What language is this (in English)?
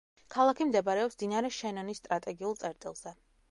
Georgian